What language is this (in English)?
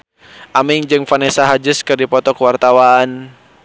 Sundanese